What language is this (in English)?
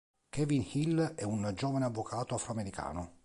Italian